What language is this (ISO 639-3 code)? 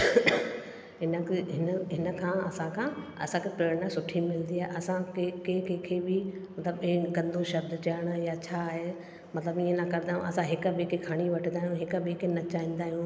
snd